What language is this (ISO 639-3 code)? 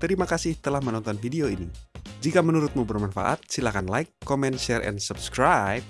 ind